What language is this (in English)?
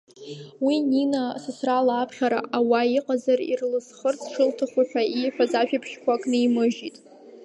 Abkhazian